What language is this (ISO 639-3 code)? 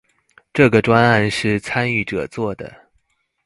zho